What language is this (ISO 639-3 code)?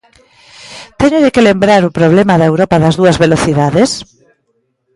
glg